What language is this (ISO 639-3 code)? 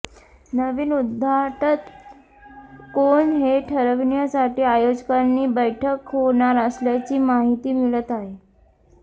mar